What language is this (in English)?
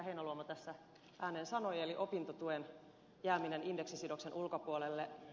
Finnish